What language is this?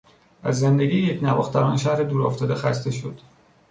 Persian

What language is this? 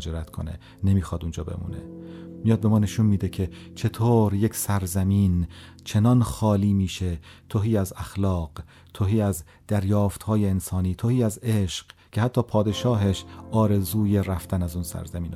Persian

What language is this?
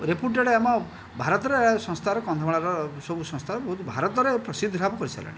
Odia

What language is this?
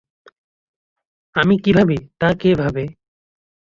Bangla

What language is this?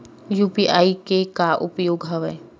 Chhattisgarhi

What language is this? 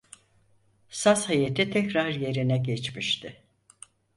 Turkish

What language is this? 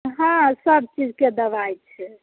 Maithili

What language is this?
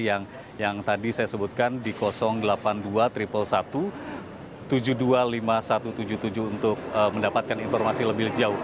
Indonesian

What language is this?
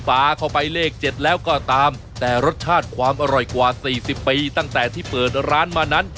Thai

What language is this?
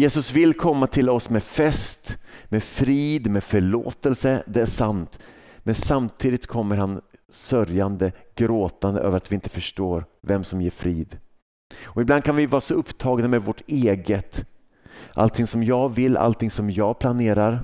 Swedish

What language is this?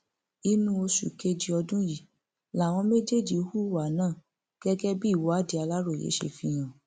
Yoruba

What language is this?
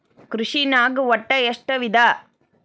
Kannada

